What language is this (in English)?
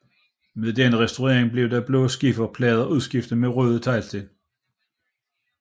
Danish